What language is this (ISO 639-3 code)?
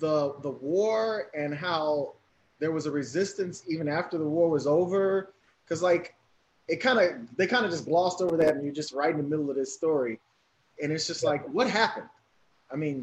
eng